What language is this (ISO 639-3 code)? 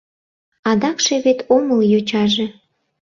chm